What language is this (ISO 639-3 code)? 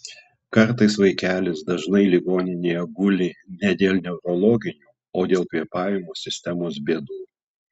lit